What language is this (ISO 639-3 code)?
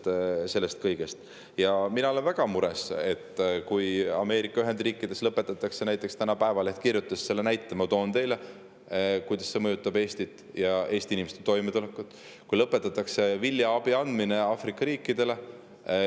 est